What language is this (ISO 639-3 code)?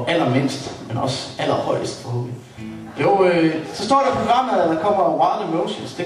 dan